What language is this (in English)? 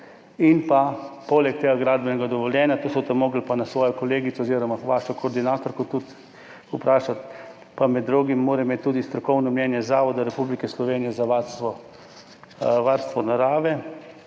Slovenian